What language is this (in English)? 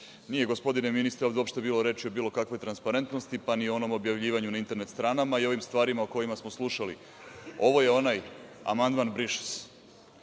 Serbian